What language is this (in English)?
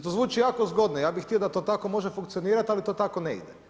Croatian